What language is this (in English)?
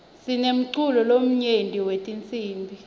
Swati